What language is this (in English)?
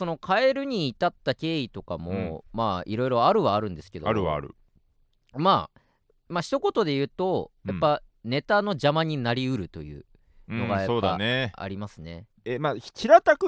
Japanese